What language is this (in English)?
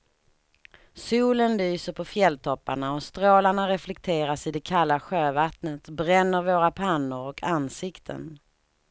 Swedish